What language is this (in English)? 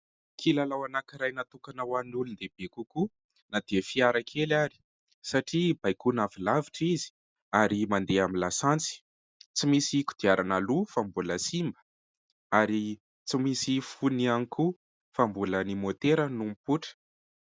Malagasy